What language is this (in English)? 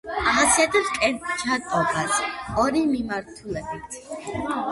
Georgian